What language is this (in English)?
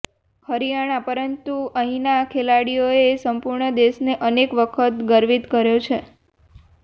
Gujarati